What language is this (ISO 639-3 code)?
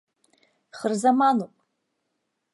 abk